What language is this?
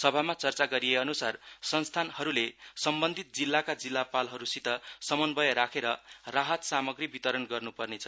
Nepali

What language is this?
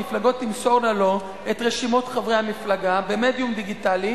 Hebrew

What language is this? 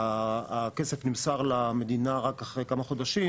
Hebrew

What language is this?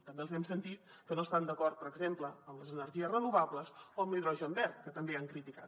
Catalan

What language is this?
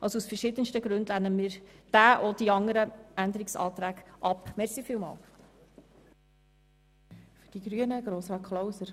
Swiss German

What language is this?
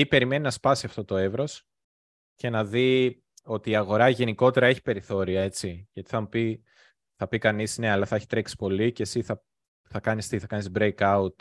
Greek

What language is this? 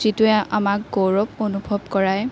Assamese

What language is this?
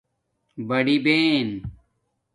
Domaaki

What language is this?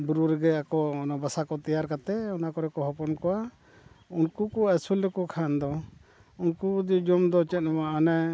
Santali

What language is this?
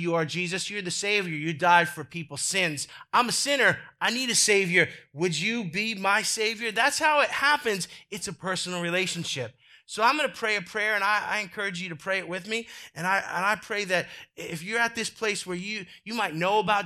English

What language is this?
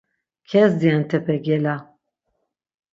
Laz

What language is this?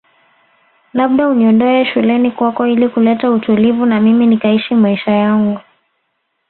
Swahili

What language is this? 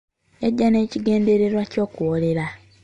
Ganda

